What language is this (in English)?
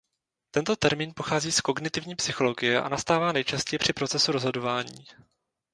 Czech